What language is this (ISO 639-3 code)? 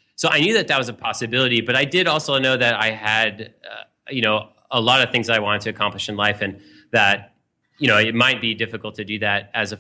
eng